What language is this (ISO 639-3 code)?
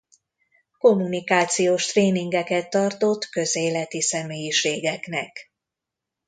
hun